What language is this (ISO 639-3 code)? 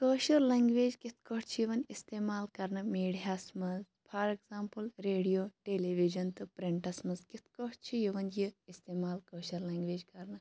kas